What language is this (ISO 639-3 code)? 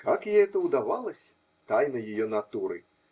rus